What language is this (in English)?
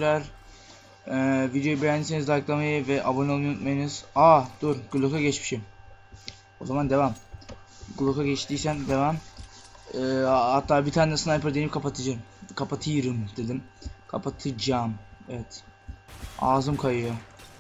Turkish